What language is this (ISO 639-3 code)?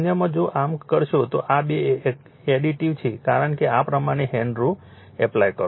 guj